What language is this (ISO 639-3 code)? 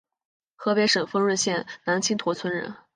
zho